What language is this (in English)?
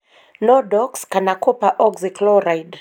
Kikuyu